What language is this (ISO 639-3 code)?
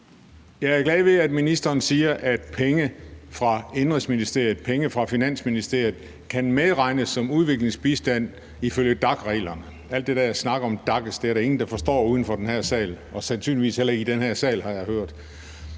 dan